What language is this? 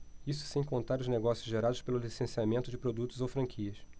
Portuguese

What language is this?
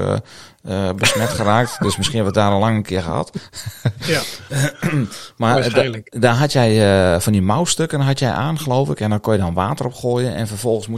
Dutch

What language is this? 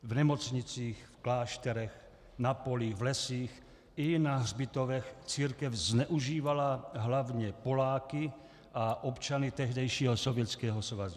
Czech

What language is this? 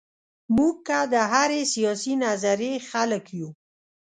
Pashto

